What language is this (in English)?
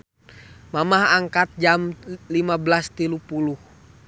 Sundanese